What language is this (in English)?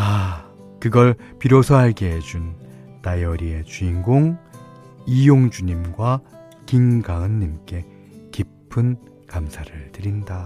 Korean